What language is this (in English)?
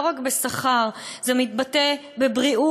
Hebrew